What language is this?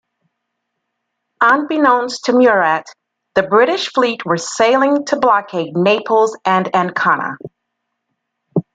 English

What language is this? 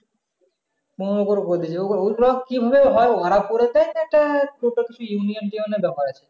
Bangla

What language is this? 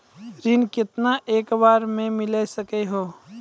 Maithili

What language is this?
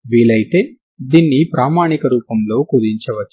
Telugu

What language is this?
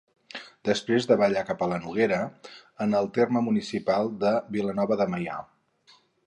Catalan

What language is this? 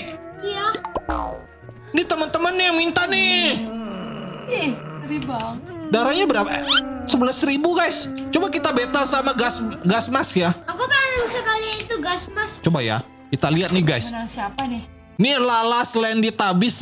Indonesian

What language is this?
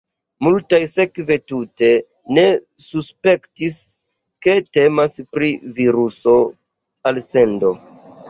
Esperanto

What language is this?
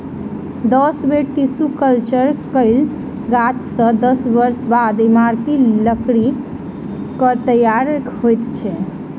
Maithili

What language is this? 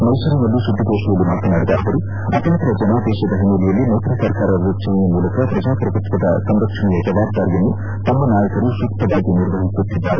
Kannada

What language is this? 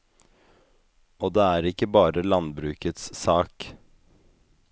Norwegian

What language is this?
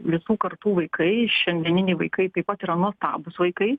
Lithuanian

